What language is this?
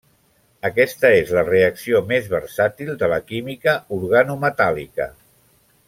Catalan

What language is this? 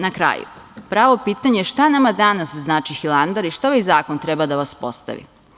Serbian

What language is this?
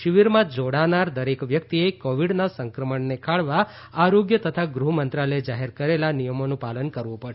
Gujarati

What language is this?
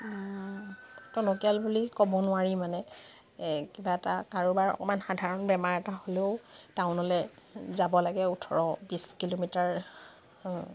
Assamese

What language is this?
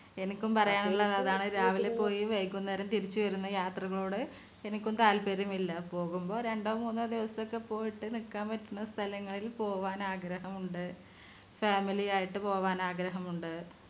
Malayalam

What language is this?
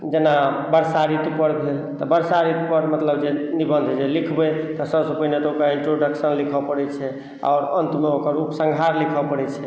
Maithili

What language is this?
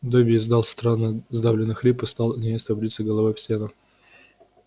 Russian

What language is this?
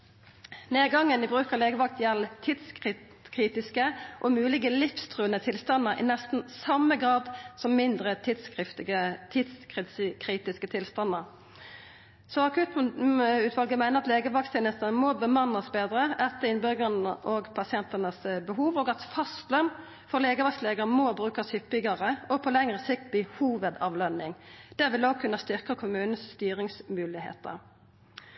Norwegian Nynorsk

